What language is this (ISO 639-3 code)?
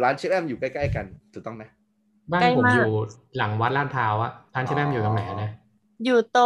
tha